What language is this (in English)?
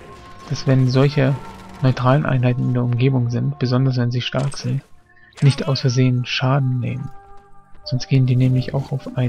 German